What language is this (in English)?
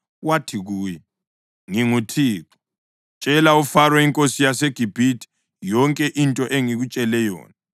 North Ndebele